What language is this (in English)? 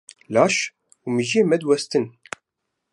Kurdish